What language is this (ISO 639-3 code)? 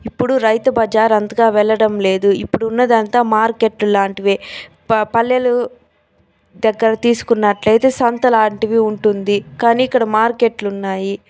tel